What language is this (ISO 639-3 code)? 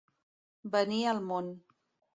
cat